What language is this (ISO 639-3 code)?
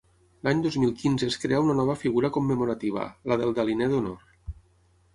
cat